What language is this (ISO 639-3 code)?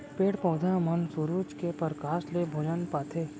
hne